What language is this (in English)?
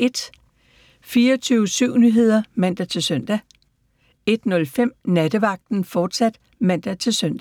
Danish